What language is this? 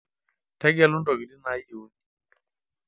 Masai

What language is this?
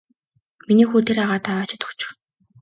Mongolian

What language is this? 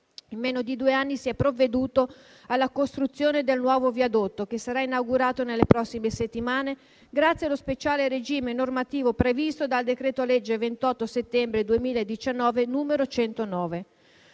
Italian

